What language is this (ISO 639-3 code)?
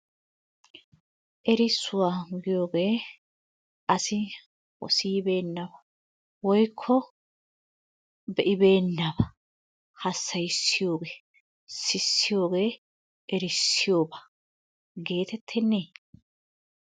wal